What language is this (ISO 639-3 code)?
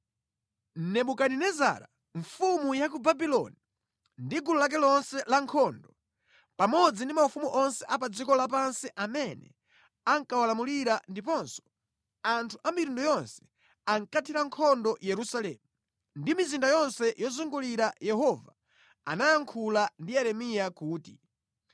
nya